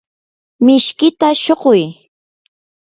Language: Yanahuanca Pasco Quechua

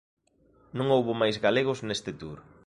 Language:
Galician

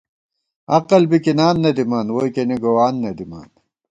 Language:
Gawar-Bati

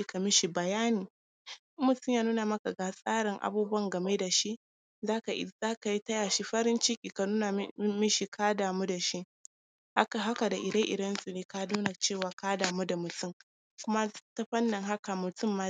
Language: Hausa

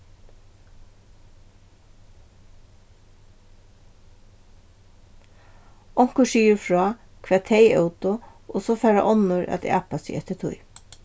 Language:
Faroese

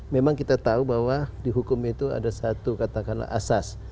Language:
Indonesian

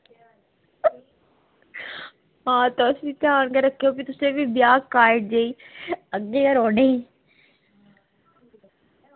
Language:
Dogri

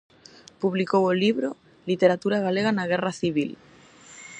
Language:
Galician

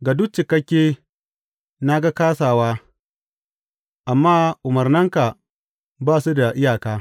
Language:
Hausa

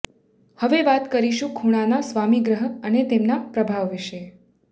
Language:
Gujarati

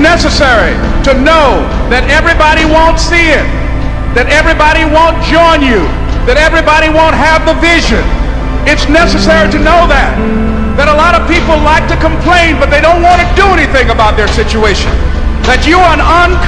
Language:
English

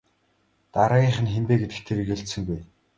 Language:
Mongolian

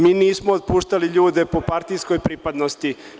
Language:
Serbian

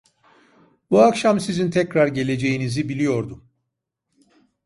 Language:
Turkish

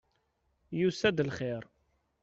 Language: Kabyle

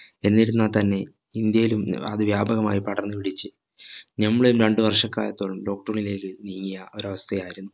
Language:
Malayalam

